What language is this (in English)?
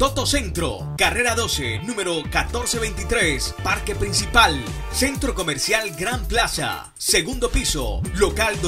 Spanish